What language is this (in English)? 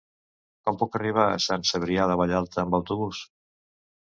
Catalan